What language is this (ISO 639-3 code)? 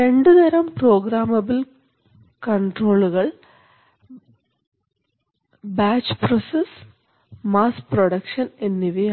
mal